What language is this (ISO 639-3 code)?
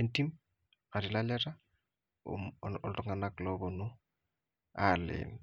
mas